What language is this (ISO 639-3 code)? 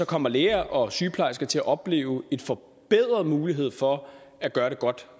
dan